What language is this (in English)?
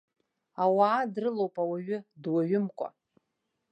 Abkhazian